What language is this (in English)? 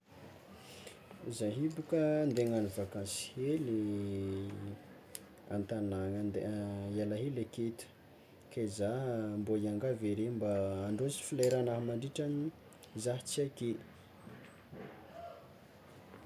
Tsimihety Malagasy